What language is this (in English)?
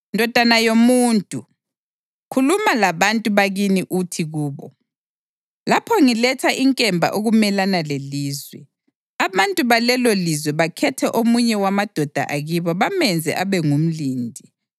North Ndebele